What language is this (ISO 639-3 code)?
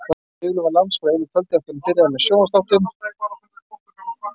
isl